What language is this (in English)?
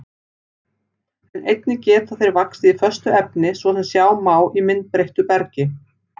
Icelandic